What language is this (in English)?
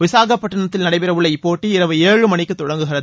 Tamil